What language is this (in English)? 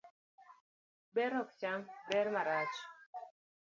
Luo (Kenya and Tanzania)